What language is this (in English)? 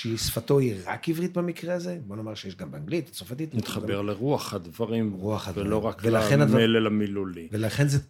Hebrew